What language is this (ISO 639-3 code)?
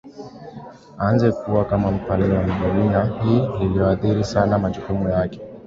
swa